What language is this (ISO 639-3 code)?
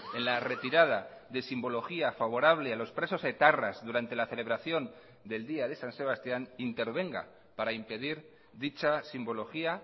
spa